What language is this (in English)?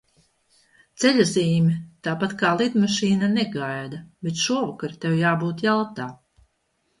Latvian